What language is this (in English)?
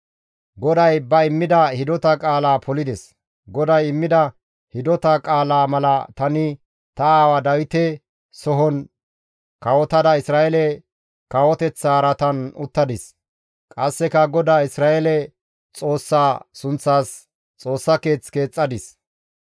Gamo